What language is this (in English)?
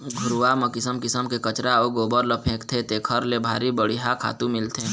Chhattisgarhi